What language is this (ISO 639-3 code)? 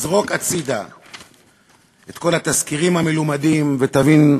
heb